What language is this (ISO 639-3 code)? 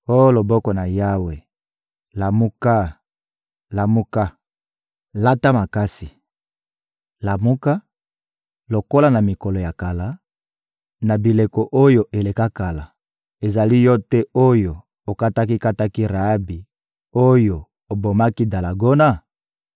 lin